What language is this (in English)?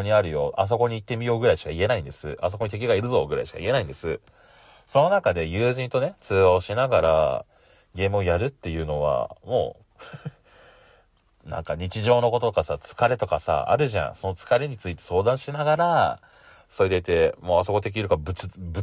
Japanese